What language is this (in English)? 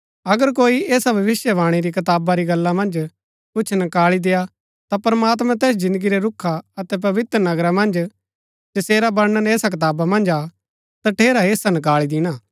Gaddi